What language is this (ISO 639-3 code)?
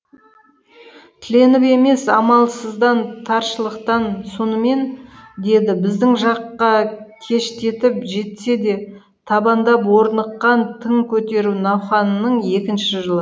kaz